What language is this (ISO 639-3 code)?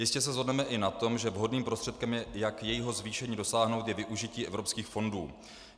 ces